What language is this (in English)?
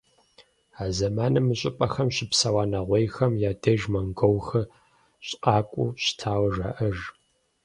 Kabardian